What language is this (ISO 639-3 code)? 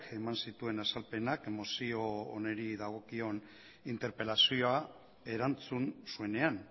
eus